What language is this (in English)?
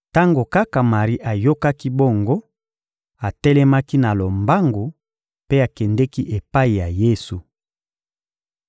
Lingala